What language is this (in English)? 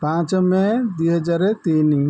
Odia